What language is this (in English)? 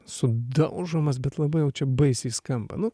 Lithuanian